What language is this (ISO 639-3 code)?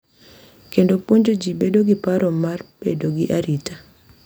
luo